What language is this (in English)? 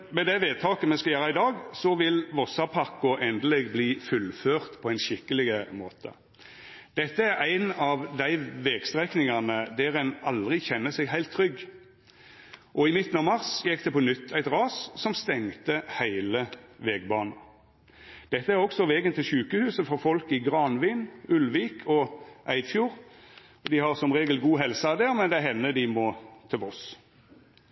Norwegian Nynorsk